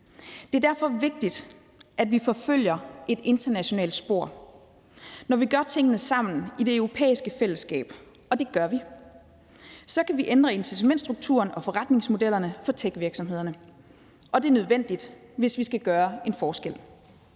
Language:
Danish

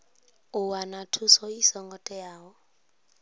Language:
Venda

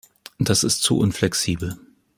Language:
German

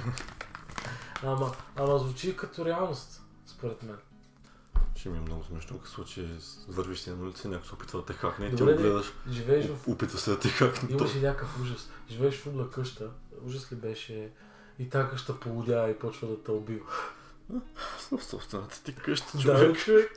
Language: Bulgarian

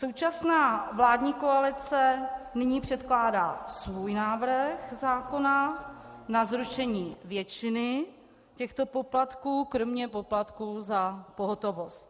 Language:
Czech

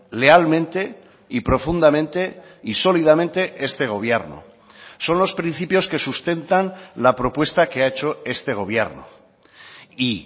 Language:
Spanish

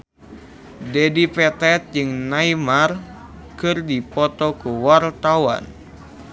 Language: Sundanese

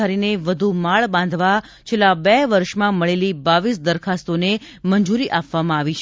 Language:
Gujarati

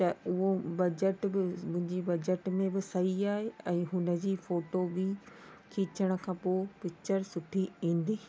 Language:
Sindhi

